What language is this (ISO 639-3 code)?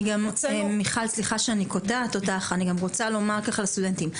heb